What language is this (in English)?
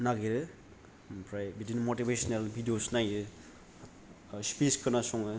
Bodo